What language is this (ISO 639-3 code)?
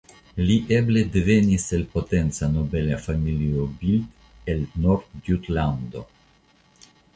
epo